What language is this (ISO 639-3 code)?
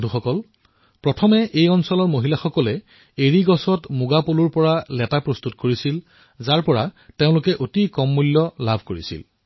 asm